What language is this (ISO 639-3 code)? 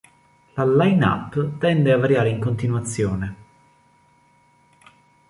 ita